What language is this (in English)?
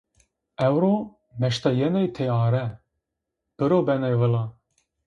Zaza